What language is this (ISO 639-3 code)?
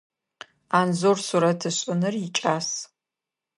ady